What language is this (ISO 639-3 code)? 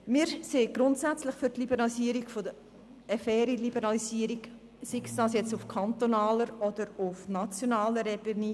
gsw